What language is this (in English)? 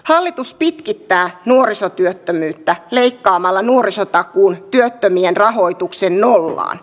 Finnish